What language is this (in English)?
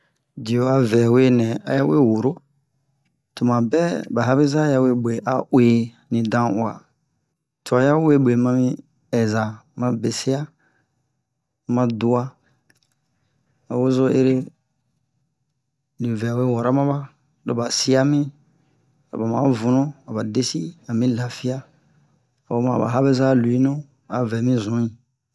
Bomu